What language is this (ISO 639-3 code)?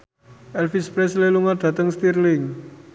jav